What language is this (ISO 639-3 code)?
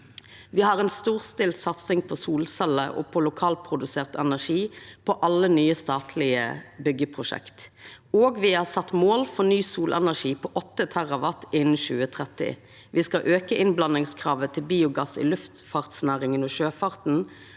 nor